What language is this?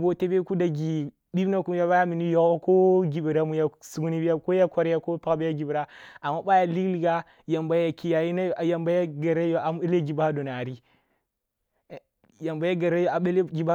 Kulung (Nigeria)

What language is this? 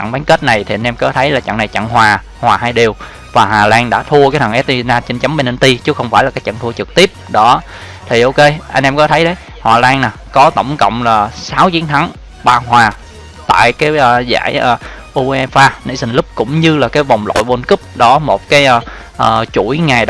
Vietnamese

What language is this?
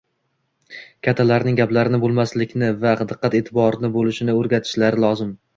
Uzbek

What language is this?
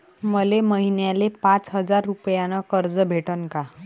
Marathi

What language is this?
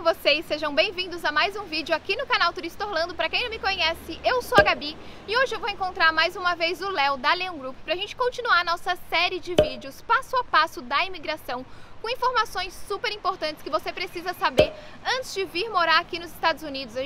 Portuguese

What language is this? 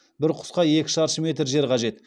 Kazakh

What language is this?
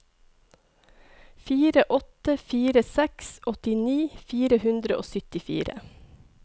Norwegian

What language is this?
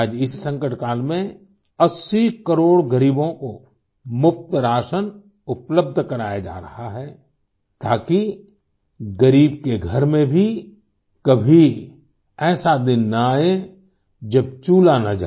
Hindi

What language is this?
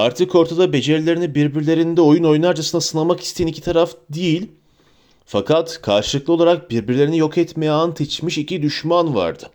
Turkish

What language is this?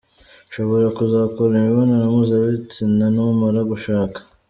Kinyarwanda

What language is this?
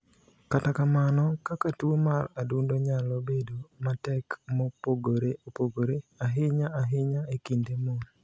Luo (Kenya and Tanzania)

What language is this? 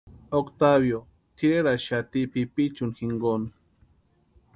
Western Highland Purepecha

